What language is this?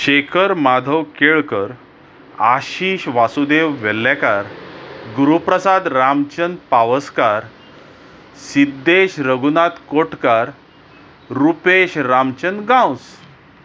Konkani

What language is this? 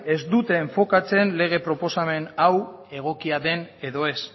Basque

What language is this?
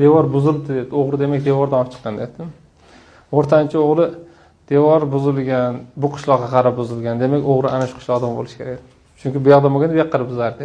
Turkish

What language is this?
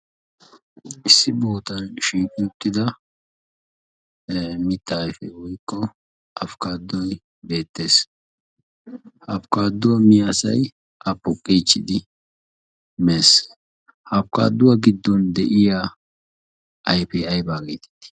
Wolaytta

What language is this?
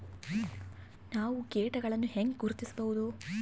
Kannada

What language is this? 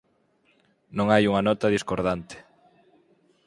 Galician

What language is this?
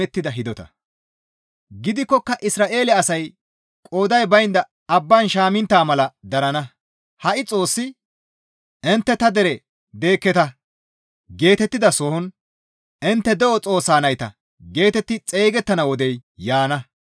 Gamo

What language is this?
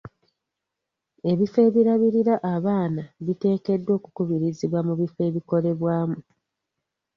Ganda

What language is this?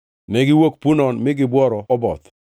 Luo (Kenya and Tanzania)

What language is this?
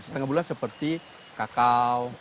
Indonesian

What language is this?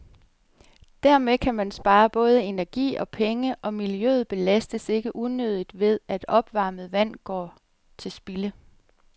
Danish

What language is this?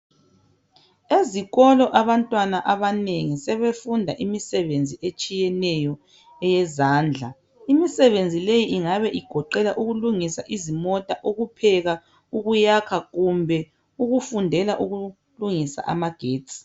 North Ndebele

